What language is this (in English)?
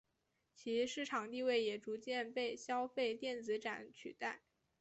Chinese